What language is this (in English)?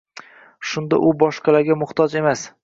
Uzbek